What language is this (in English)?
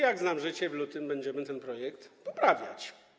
Polish